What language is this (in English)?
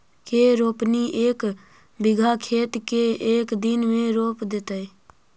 Magahi